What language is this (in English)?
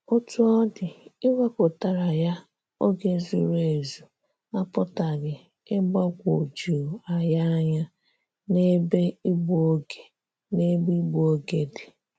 Igbo